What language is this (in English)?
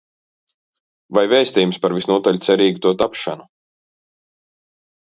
Latvian